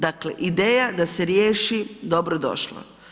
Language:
Croatian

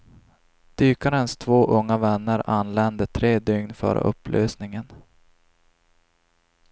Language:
Swedish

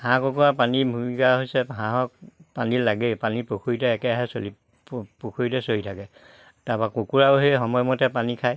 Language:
Assamese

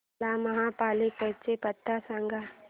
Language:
Marathi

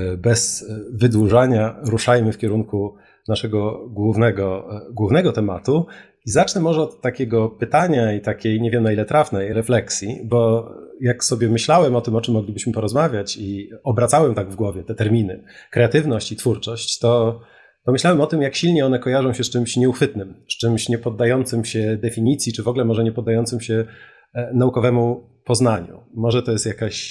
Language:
Polish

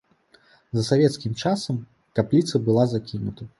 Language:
Belarusian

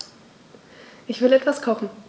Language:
German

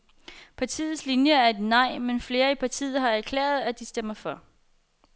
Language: Danish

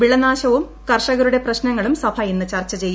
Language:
Malayalam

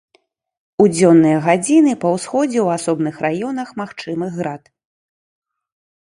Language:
Belarusian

